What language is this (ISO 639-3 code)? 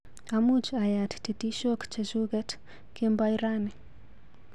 kln